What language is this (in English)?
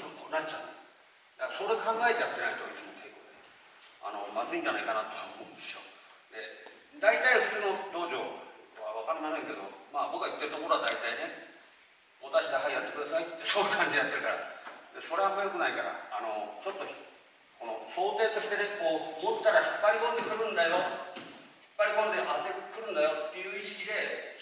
Japanese